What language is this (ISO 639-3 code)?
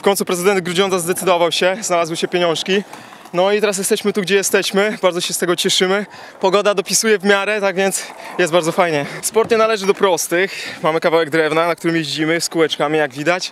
pol